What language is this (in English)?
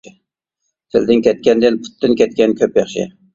Uyghur